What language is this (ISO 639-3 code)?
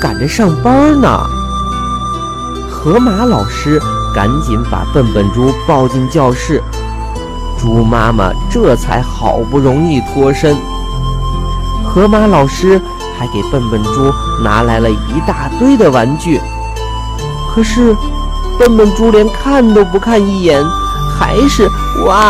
zho